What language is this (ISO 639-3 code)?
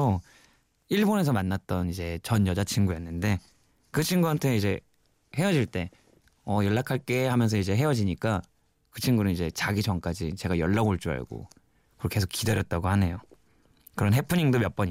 kor